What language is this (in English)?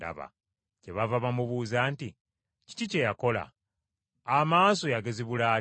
Ganda